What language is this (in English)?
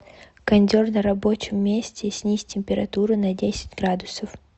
Russian